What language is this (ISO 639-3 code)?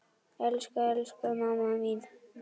isl